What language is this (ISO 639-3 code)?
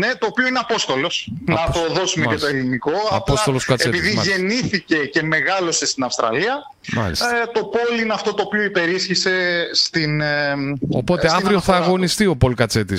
ell